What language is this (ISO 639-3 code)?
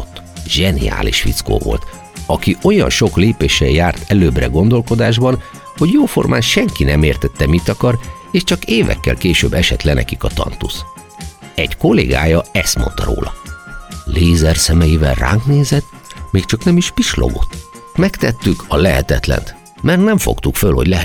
hun